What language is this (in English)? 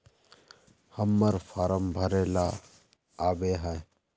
Magahi